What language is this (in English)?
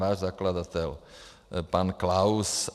Czech